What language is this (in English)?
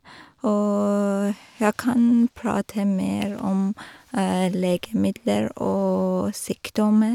Norwegian